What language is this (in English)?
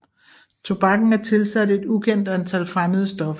Danish